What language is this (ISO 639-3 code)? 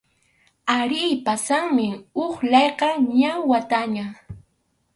qxu